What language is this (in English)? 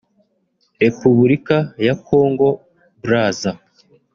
Kinyarwanda